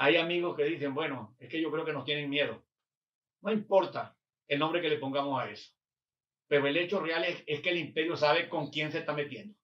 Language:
Spanish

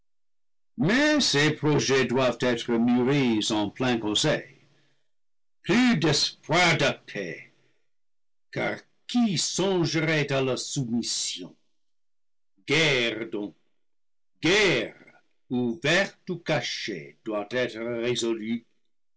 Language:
French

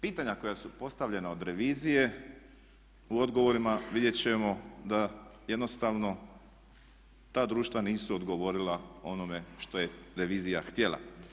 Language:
Croatian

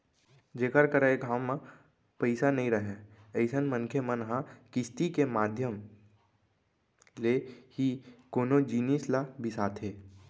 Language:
Chhattisgarhi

